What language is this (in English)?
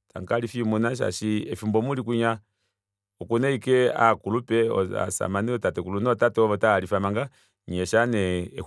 Kuanyama